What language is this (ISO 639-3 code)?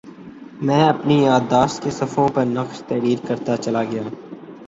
urd